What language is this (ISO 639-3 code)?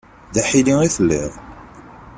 kab